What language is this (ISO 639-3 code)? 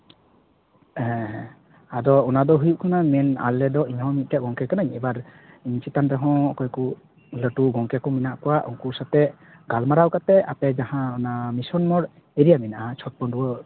sat